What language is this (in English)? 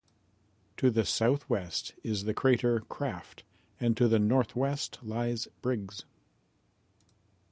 English